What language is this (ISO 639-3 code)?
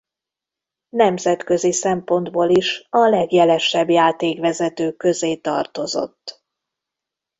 hun